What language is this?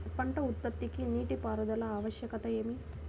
Telugu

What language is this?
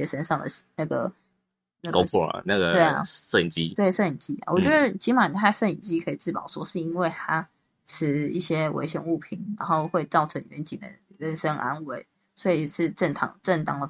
Chinese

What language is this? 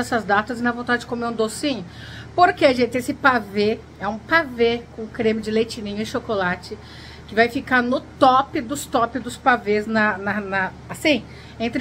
Portuguese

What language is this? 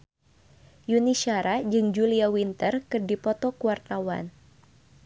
Sundanese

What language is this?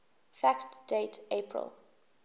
English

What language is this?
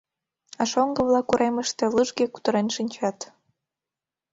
Mari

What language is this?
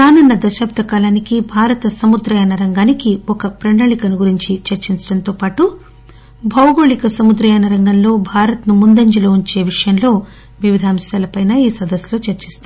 Telugu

